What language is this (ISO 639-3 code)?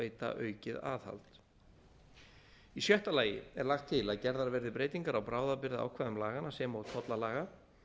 isl